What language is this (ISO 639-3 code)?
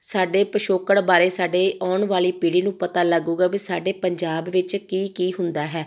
pan